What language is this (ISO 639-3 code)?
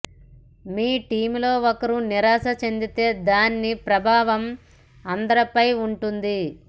tel